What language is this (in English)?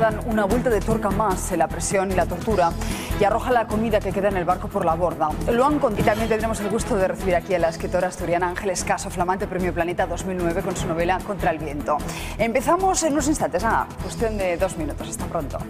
Spanish